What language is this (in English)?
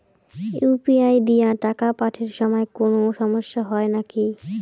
Bangla